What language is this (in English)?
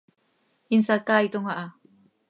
Seri